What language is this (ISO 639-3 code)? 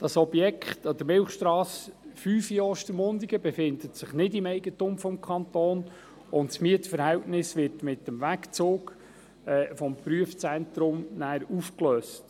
gsw